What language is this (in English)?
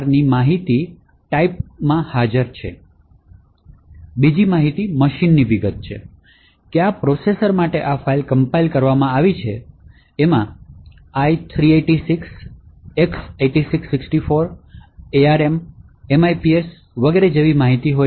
Gujarati